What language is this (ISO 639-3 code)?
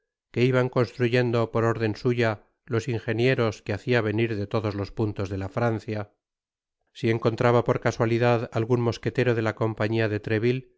spa